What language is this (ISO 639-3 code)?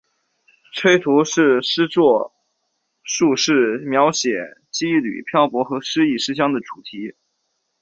zho